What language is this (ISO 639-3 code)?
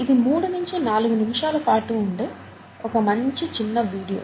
tel